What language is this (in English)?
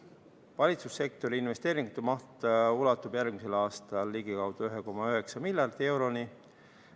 Estonian